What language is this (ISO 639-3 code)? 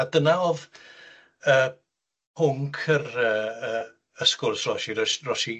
cym